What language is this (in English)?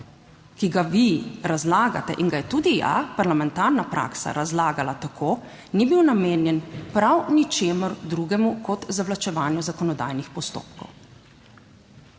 Slovenian